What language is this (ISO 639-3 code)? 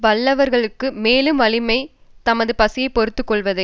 tam